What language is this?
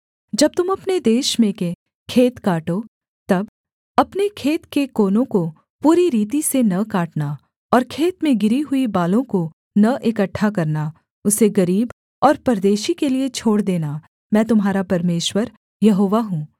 Hindi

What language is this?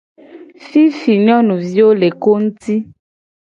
Gen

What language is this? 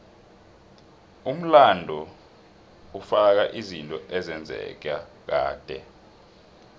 South Ndebele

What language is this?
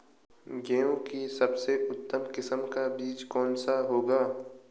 Hindi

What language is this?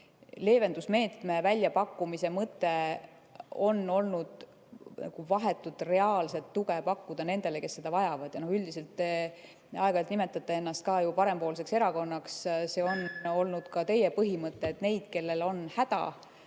Estonian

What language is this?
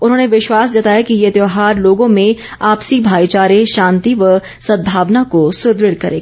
Hindi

